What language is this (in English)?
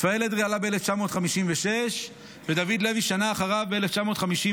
Hebrew